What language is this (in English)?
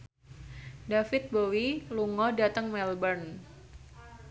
Javanese